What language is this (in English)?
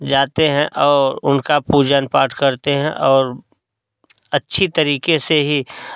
Hindi